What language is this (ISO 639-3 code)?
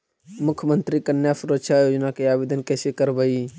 mag